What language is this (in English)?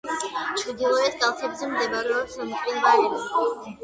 Georgian